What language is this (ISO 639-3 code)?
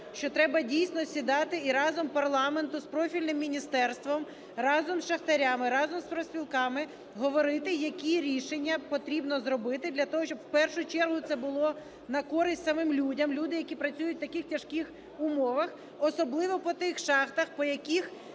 ukr